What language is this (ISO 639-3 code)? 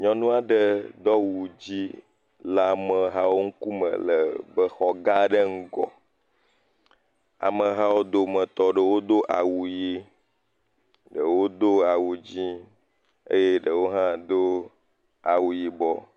ewe